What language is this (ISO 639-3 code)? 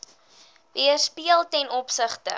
afr